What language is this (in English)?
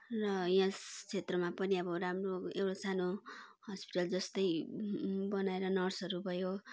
Nepali